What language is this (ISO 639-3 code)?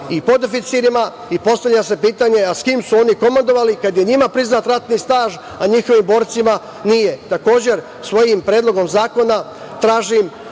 srp